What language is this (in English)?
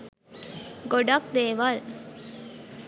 Sinhala